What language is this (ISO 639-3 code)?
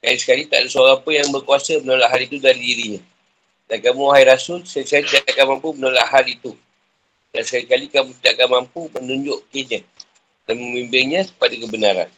msa